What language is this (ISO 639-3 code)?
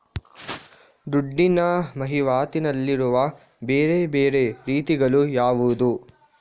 kan